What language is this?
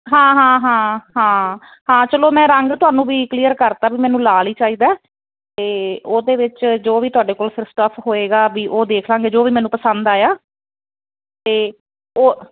Punjabi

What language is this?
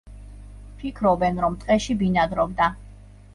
Georgian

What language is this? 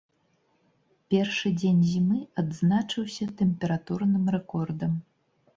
Belarusian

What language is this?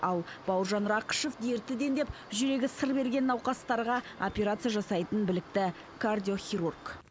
Kazakh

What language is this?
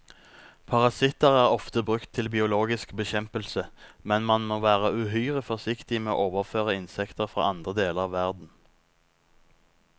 Norwegian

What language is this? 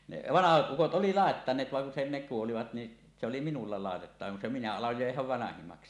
Finnish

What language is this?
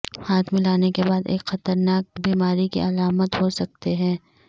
Urdu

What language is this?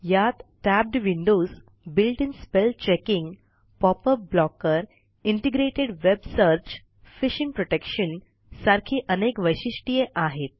Marathi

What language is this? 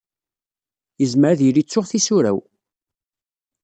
Kabyle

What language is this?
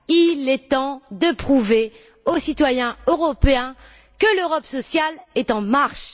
French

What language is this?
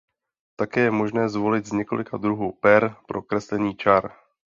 Czech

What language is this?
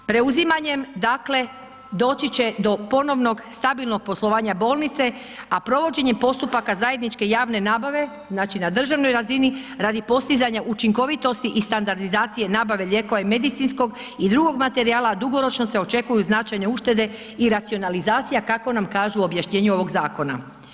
Croatian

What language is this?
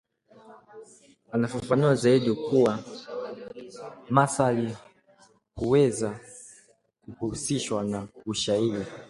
Swahili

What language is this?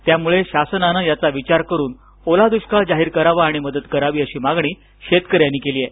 Marathi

